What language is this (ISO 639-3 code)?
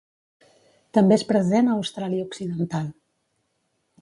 cat